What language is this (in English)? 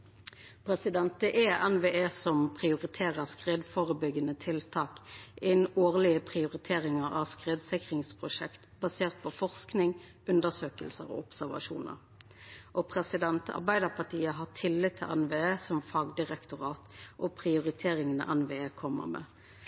Norwegian Nynorsk